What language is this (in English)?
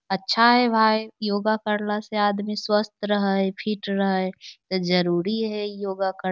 Magahi